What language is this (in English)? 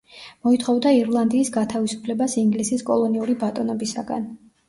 Georgian